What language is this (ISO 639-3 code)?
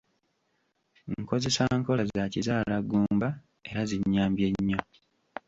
lug